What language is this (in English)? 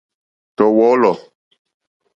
Mokpwe